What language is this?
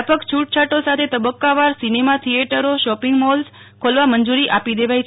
Gujarati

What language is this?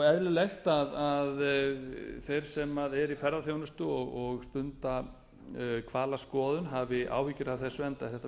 Icelandic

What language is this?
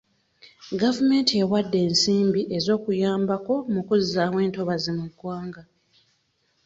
Ganda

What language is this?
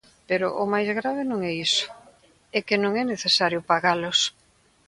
Galician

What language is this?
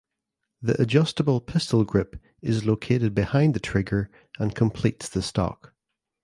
English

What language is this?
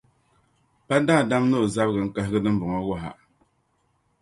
Dagbani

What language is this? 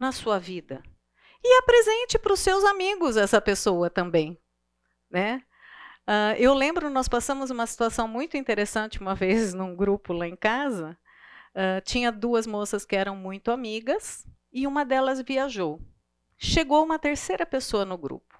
Portuguese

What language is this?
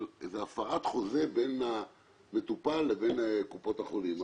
Hebrew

